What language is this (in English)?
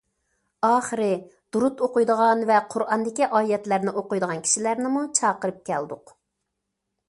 Uyghur